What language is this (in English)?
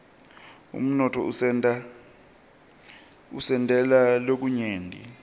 Swati